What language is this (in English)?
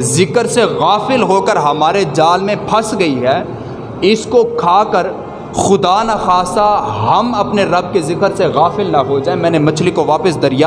Urdu